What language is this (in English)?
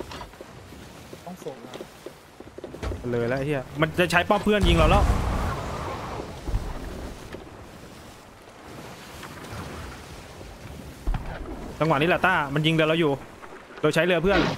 Thai